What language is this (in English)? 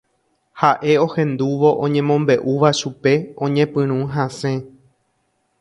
Guarani